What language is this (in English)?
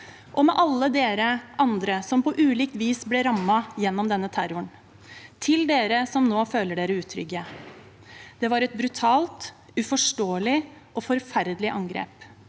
Norwegian